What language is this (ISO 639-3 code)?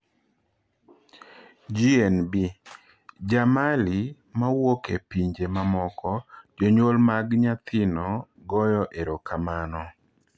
luo